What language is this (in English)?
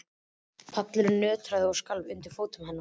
Icelandic